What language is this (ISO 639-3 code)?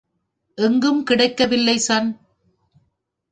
tam